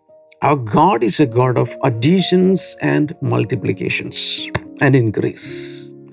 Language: Malayalam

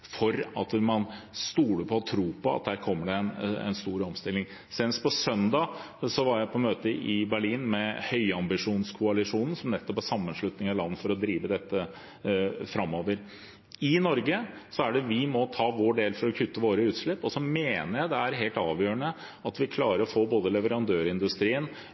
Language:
Norwegian Bokmål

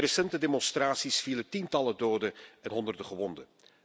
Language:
Dutch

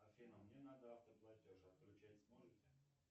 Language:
Russian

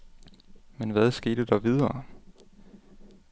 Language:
Danish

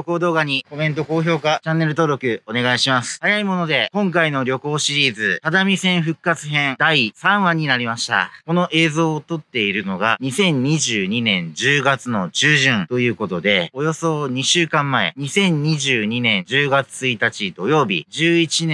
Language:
Japanese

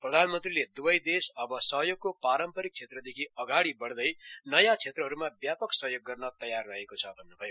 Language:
Nepali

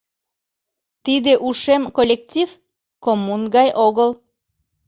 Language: Mari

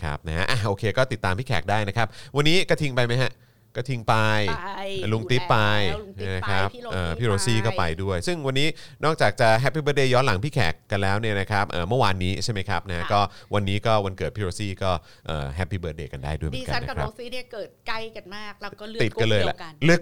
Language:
Thai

